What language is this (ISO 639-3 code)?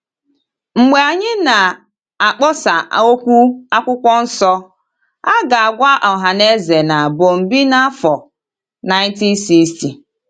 ibo